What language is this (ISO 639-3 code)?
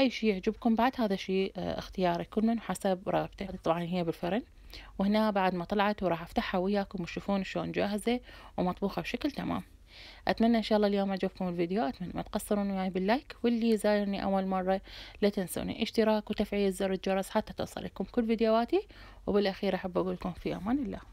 ara